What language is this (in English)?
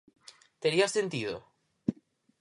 Galician